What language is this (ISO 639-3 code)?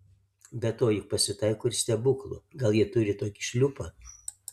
lit